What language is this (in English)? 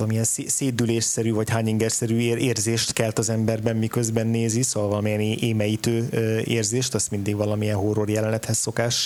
Hungarian